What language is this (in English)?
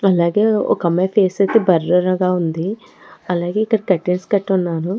Telugu